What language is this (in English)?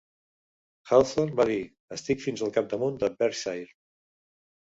Catalan